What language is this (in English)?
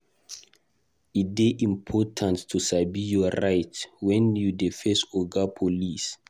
Nigerian Pidgin